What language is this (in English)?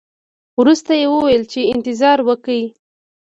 Pashto